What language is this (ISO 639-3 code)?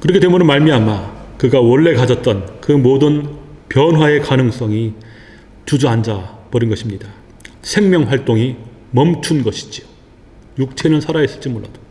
kor